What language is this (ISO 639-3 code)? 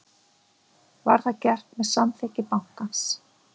isl